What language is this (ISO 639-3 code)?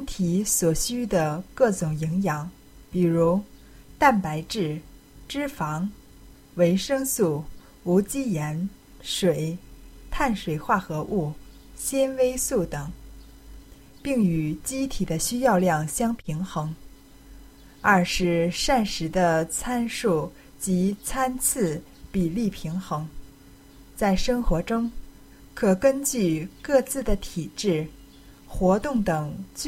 zho